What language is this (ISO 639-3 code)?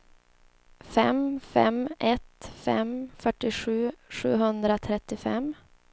swe